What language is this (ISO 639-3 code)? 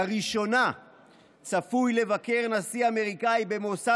heb